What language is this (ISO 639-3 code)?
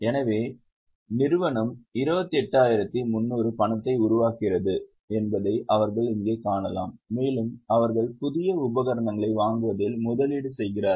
tam